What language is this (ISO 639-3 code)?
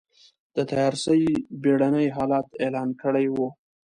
pus